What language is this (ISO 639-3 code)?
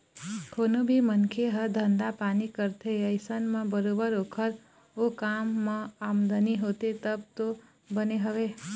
hne